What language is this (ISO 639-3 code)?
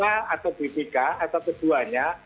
ind